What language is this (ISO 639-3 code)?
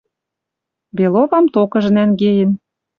mrj